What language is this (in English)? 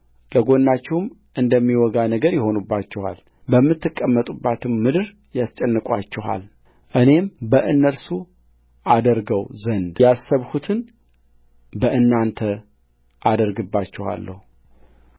Amharic